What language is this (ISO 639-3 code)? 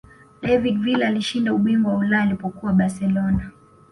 swa